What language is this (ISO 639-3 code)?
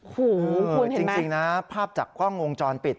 tha